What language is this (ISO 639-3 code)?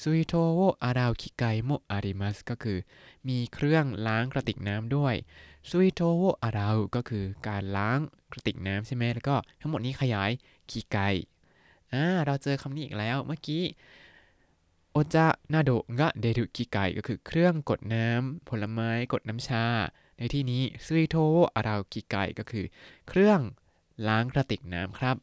tha